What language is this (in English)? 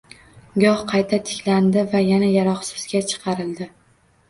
Uzbek